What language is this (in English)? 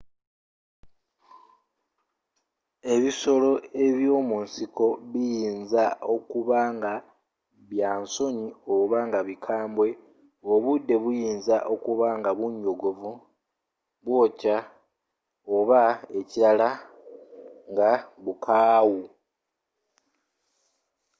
Ganda